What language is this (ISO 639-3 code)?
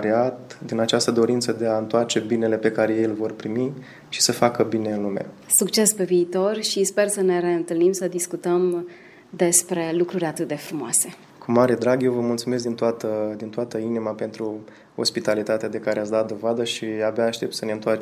ron